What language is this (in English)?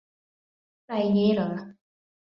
Thai